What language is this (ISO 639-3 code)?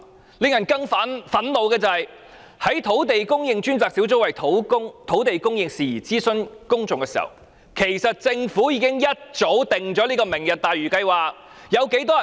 yue